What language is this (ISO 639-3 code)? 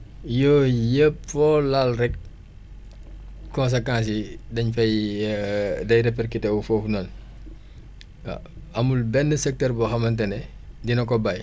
wol